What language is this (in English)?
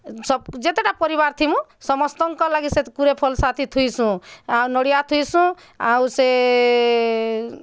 Odia